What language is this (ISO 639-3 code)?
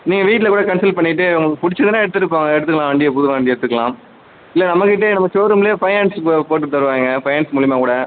tam